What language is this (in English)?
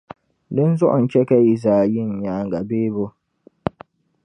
Dagbani